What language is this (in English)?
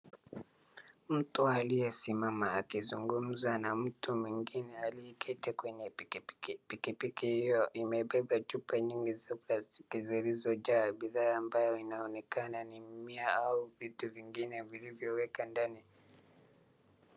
Swahili